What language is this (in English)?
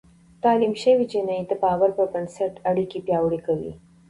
Pashto